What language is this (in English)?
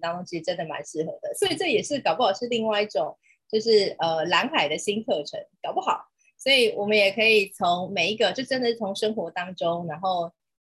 Chinese